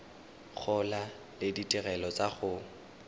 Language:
Tswana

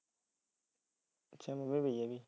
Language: Punjabi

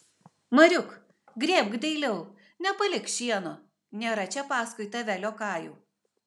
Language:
Lithuanian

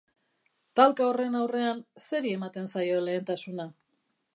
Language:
Basque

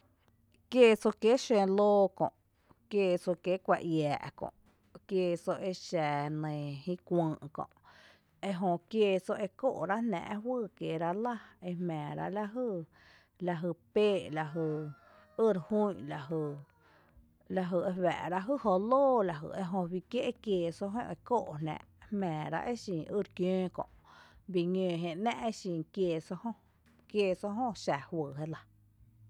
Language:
Tepinapa Chinantec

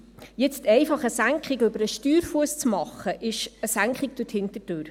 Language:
Swiss German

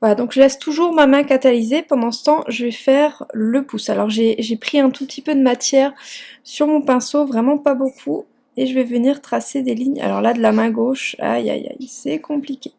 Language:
French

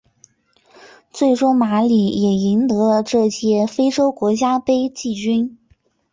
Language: Chinese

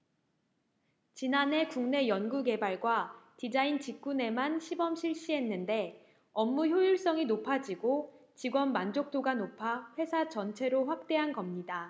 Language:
Korean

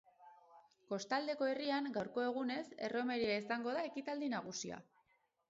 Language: Basque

